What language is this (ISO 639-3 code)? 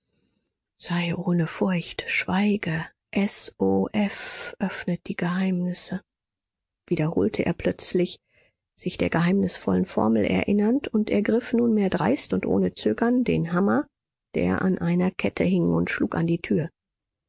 deu